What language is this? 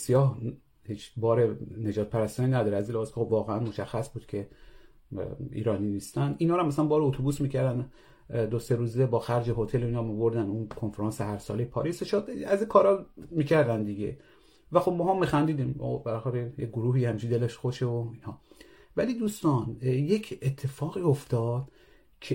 Persian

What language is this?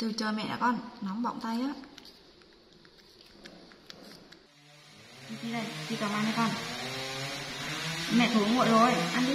Vietnamese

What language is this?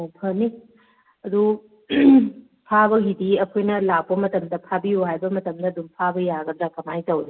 Manipuri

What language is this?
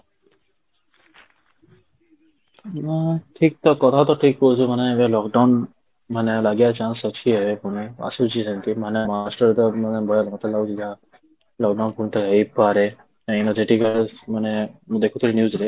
Odia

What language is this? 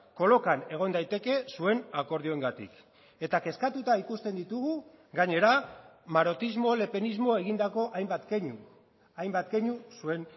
Basque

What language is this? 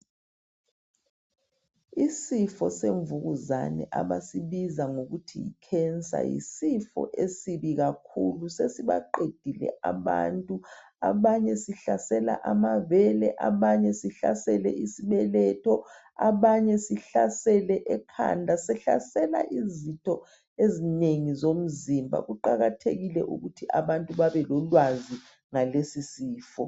North Ndebele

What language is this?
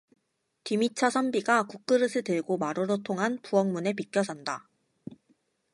Korean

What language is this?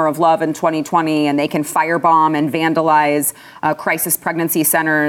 English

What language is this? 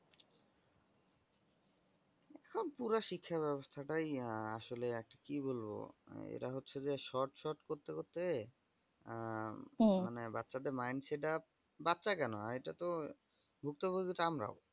Bangla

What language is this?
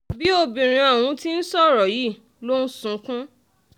Yoruba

